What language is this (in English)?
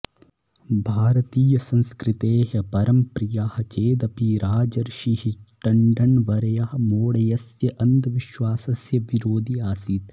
Sanskrit